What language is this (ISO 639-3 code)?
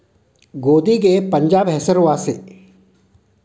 kan